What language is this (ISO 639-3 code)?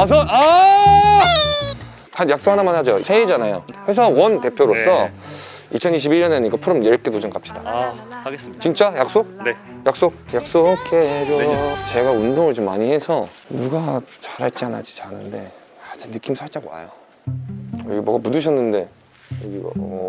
kor